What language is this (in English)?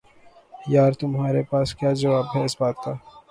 Urdu